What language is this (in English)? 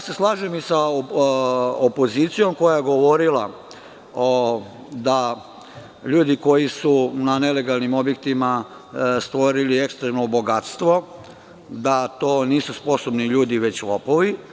Serbian